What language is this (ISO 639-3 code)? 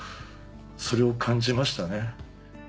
jpn